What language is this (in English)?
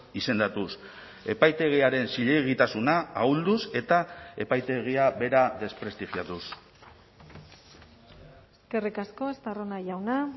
Basque